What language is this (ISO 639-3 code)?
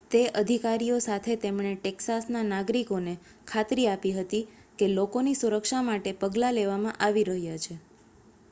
guj